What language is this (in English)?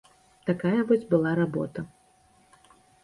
Belarusian